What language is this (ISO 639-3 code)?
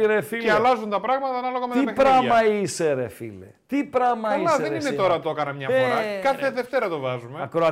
ell